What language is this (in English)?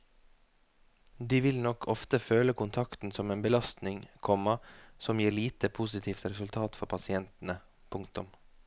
Norwegian